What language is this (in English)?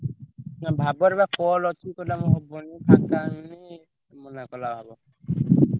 Odia